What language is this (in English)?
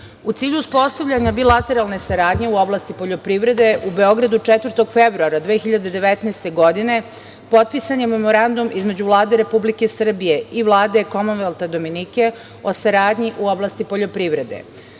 Serbian